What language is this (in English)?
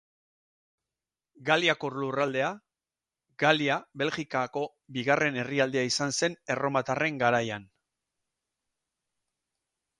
Basque